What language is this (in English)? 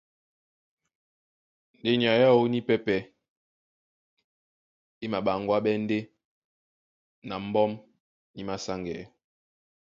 Duala